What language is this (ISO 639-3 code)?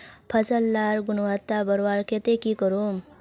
mag